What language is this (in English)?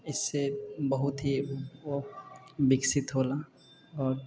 Maithili